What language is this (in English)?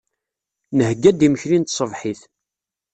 Kabyle